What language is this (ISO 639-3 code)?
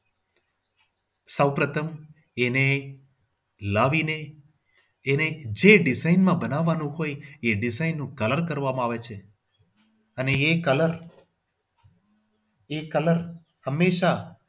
guj